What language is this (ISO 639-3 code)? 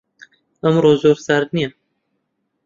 ckb